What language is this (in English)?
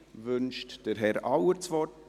Swiss German